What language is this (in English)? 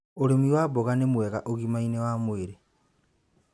Kikuyu